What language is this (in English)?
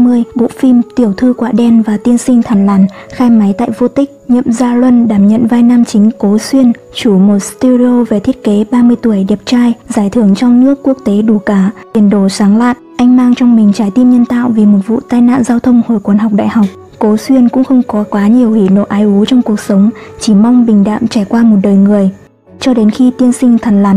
Vietnamese